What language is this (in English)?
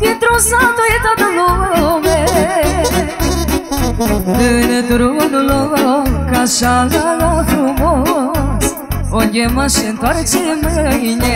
Romanian